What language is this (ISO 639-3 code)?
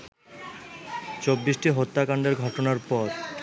ben